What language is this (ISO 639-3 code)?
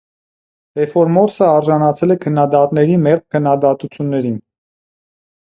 hye